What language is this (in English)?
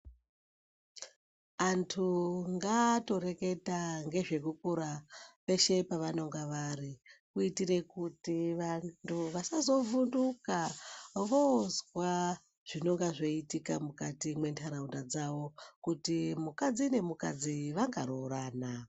Ndau